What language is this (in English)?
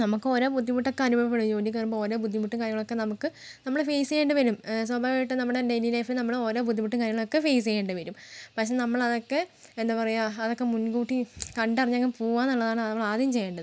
Malayalam